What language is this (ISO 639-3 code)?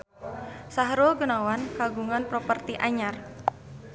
sun